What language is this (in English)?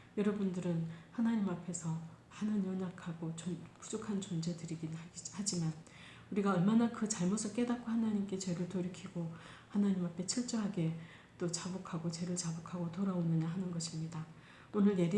Korean